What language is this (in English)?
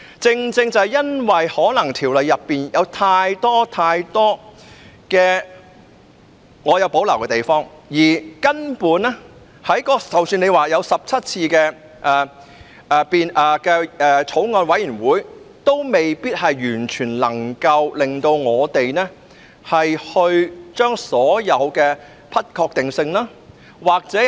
Cantonese